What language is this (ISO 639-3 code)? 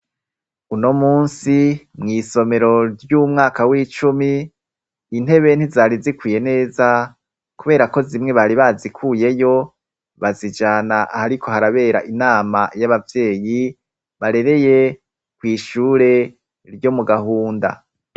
run